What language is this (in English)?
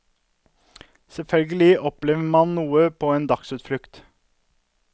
Norwegian